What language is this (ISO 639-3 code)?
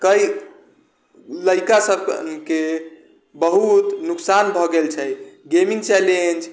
mai